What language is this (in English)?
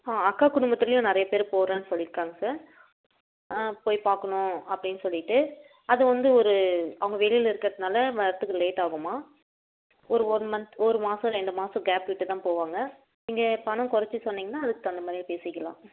Tamil